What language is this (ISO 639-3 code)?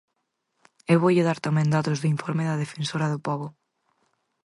glg